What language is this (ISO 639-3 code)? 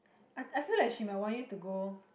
eng